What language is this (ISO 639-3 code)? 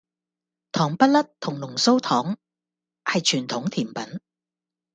yue